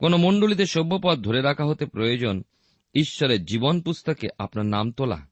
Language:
Bangla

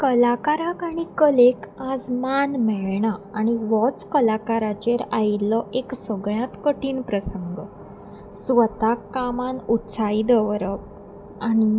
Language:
Konkani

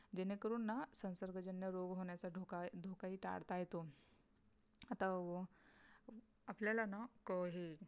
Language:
Marathi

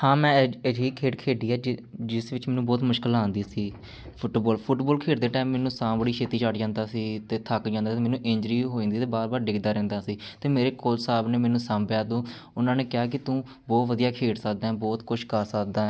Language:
Punjabi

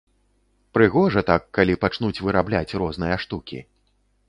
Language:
Belarusian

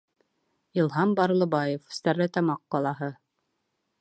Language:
Bashkir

